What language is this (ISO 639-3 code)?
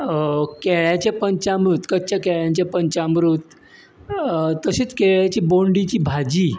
kok